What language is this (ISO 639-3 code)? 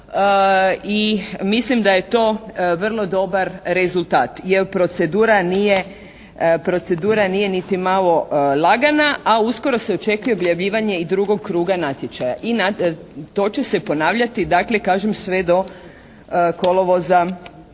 hrv